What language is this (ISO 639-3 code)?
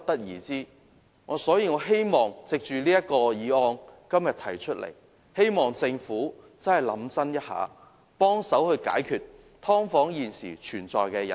yue